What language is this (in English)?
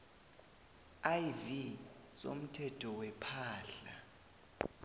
South Ndebele